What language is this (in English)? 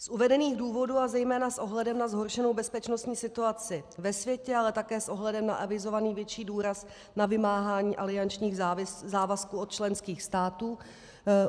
Czech